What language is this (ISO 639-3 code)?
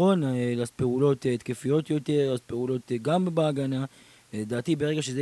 heb